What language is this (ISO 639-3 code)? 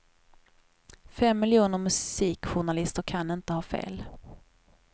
swe